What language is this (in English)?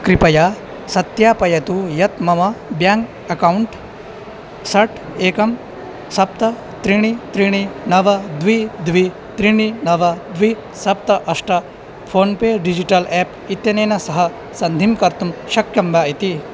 Sanskrit